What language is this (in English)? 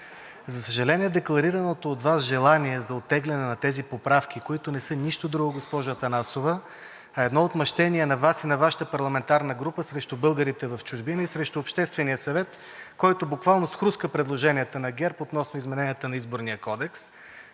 Bulgarian